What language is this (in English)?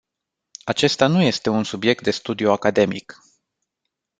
Romanian